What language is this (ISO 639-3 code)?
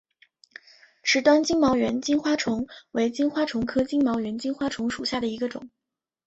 zho